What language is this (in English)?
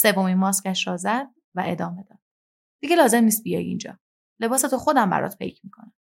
Persian